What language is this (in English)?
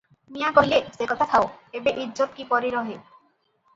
Odia